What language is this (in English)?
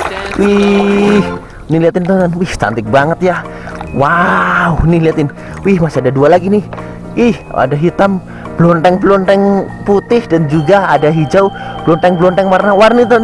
Indonesian